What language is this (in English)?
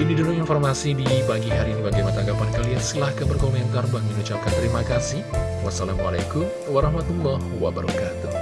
Indonesian